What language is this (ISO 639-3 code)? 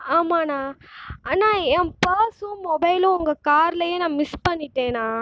tam